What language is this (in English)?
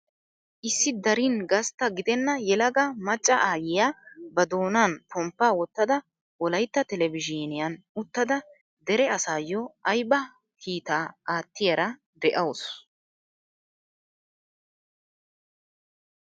Wolaytta